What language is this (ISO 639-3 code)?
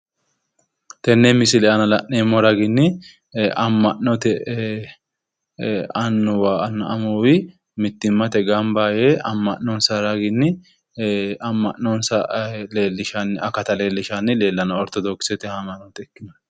sid